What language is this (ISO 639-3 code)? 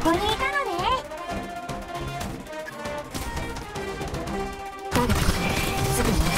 jpn